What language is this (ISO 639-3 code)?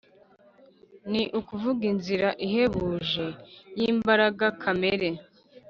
kin